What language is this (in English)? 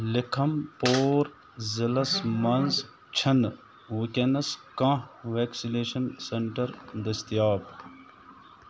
Kashmiri